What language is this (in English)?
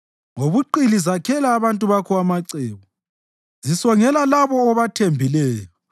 North Ndebele